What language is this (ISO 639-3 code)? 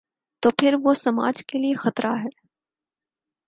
urd